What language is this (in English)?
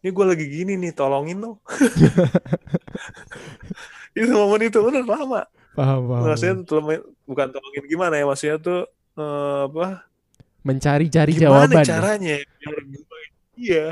Indonesian